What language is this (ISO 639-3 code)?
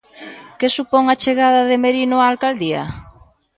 glg